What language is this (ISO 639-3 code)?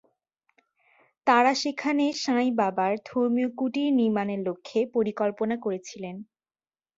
ben